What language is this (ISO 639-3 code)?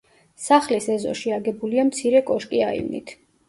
kat